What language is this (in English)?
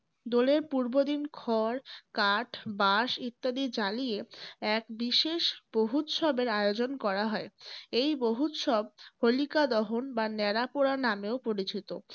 Bangla